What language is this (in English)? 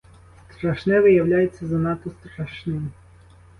Ukrainian